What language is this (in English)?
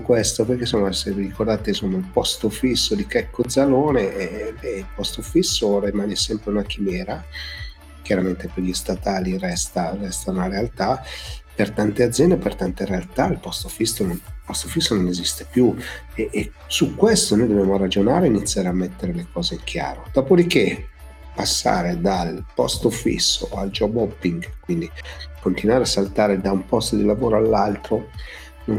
Italian